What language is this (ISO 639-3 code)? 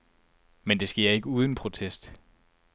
dan